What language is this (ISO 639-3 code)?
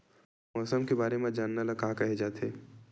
hne